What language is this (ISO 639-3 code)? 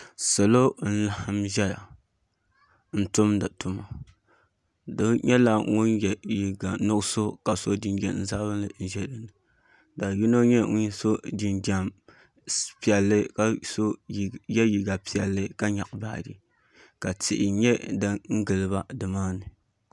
dag